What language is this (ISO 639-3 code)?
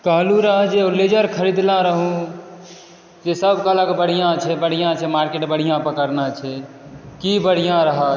mai